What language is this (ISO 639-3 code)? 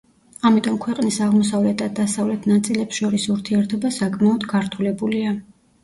kat